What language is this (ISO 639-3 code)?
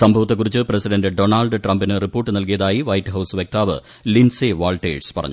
mal